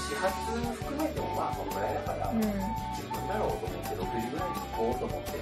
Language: Japanese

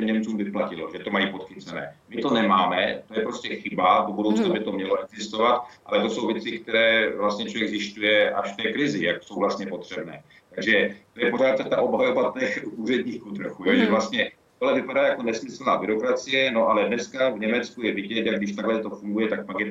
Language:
Czech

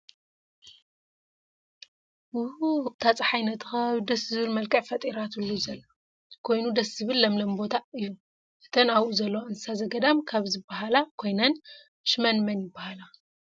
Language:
Tigrinya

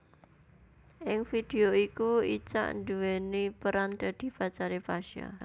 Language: Javanese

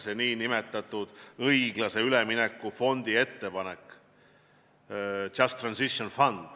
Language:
Estonian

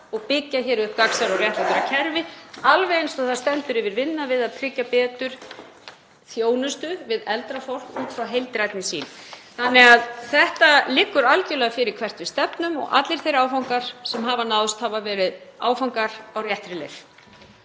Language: Icelandic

